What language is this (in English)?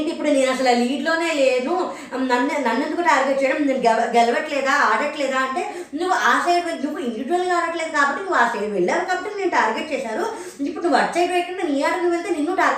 Telugu